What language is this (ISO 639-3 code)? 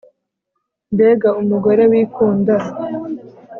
kin